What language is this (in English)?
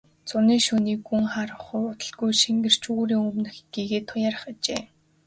Mongolian